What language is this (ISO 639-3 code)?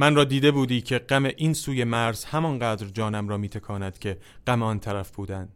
fas